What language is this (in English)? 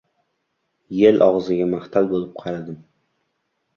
Uzbek